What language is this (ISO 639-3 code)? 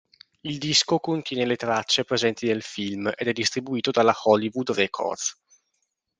ita